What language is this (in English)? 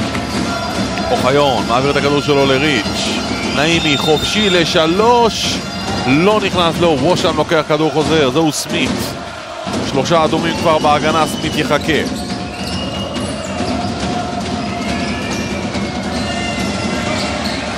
Hebrew